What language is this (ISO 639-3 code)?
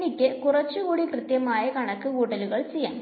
mal